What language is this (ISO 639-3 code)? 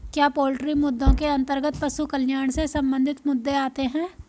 hin